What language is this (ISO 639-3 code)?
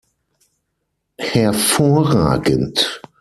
deu